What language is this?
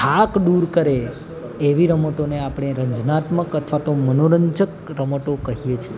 Gujarati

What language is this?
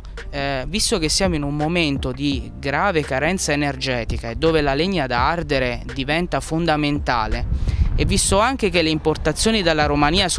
Italian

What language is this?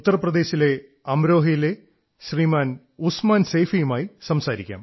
Malayalam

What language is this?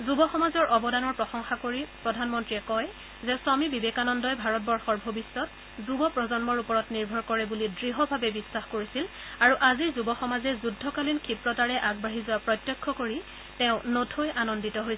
Assamese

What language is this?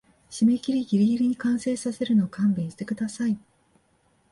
Japanese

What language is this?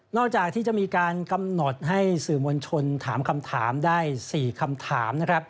Thai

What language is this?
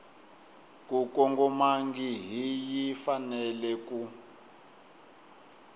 Tsonga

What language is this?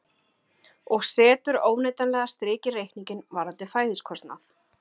Icelandic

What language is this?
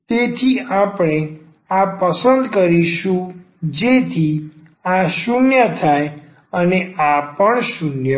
Gujarati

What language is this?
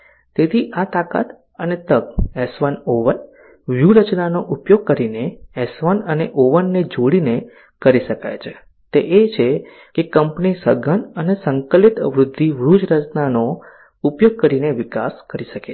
Gujarati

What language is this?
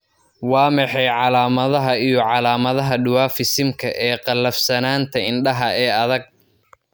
Somali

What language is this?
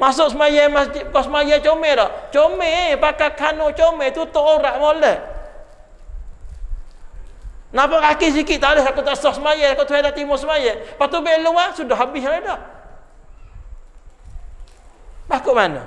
Malay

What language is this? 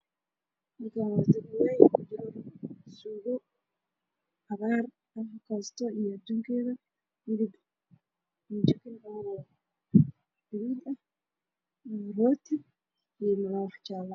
Somali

